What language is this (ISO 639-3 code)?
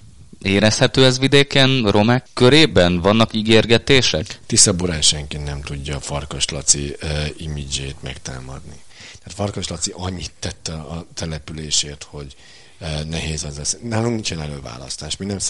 hun